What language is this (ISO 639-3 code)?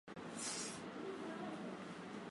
swa